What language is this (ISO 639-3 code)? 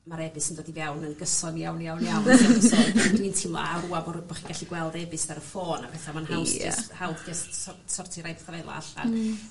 cym